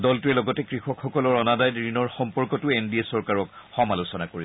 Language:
Assamese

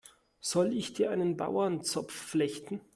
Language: German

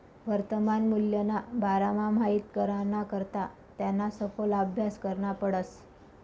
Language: Marathi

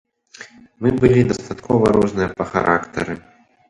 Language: Belarusian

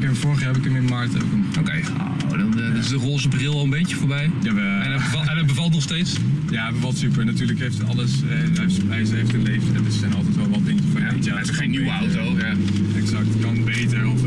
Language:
Dutch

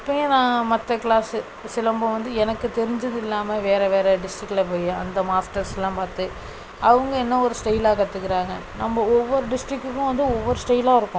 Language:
Tamil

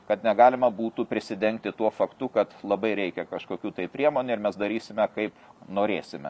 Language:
Lithuanian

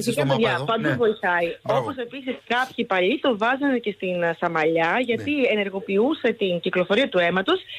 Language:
Greek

